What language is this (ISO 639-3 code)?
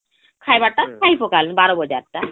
ori